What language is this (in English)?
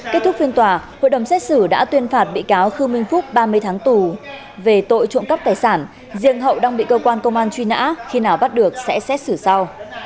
Vietnamese